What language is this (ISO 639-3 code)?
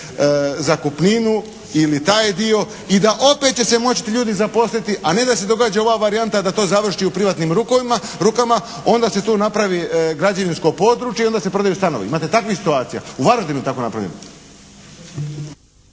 hrv